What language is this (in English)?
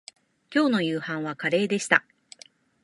Japanese